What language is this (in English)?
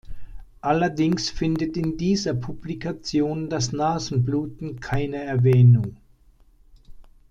German